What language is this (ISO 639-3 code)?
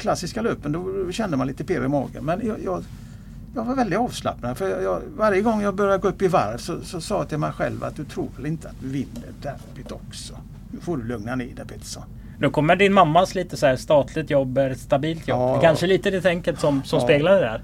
swe